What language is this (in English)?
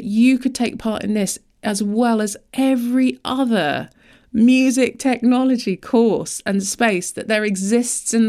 English